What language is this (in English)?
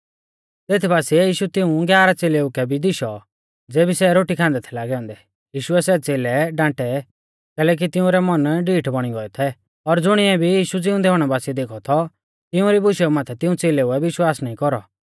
Mahasu Pahari